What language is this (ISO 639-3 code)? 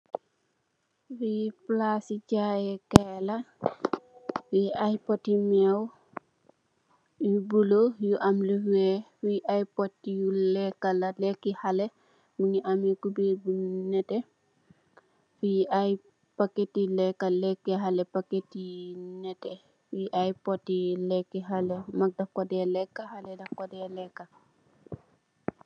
wol